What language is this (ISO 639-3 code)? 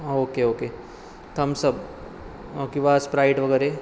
mar